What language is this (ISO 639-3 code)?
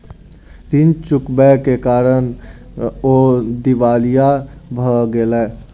mai